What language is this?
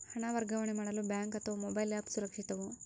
Kannada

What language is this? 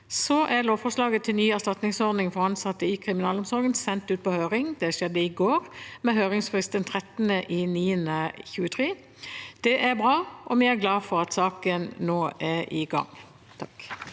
Norwegian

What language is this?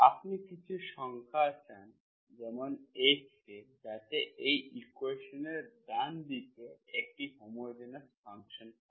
Bangla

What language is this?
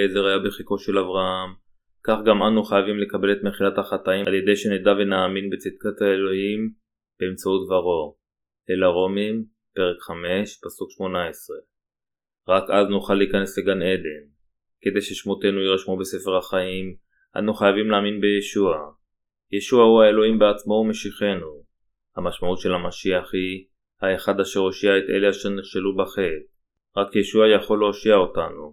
Hebrew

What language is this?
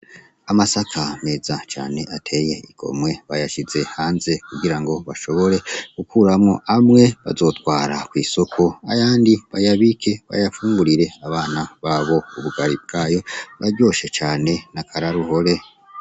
Rundi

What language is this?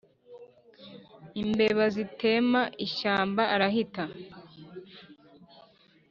Kinyarwanda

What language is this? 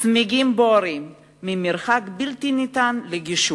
Hebrew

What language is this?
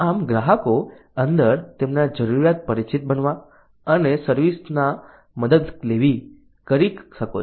Gujarati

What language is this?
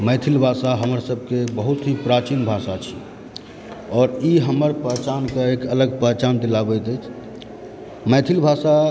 Maithili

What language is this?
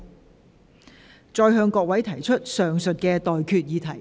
Cantonese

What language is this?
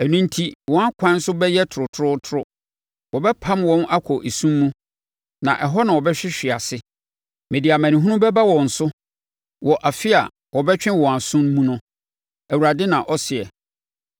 Akan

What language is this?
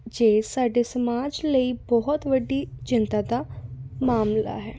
Punjabi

